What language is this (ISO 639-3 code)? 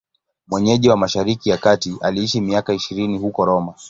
swa